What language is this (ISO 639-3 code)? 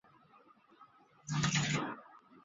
zho